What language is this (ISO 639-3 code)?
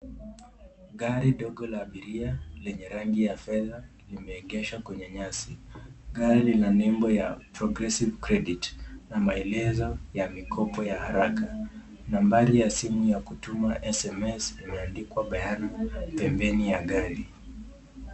swa